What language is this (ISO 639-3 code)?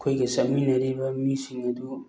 mni